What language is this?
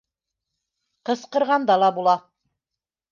Bashkir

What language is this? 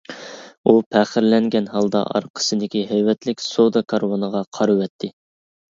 Uyghur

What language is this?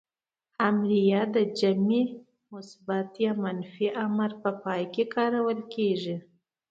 Pashto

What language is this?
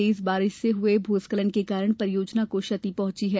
Hindi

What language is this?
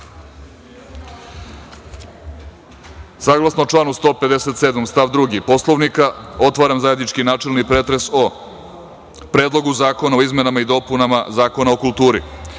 Serbian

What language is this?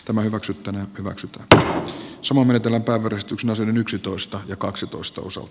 Finnish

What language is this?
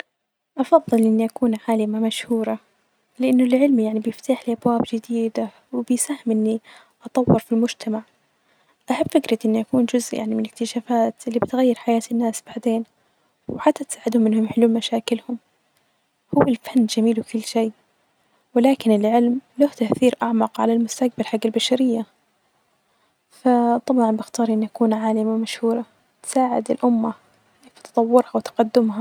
Najdi Arabic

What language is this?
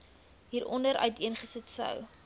Afrikaans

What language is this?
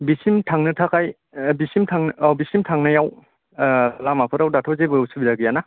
Bodo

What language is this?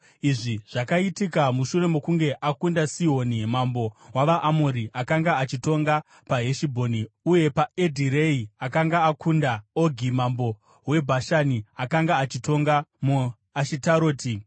Shona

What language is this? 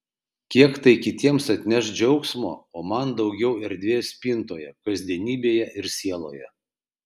Lithuanian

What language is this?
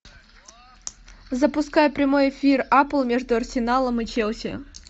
Russian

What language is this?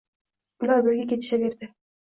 Uzbek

